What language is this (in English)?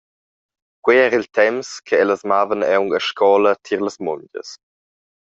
Romansh